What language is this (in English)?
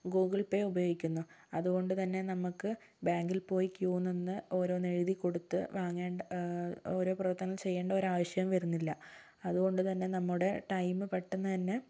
Malayalam